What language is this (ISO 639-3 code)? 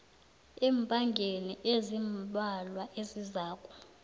nbl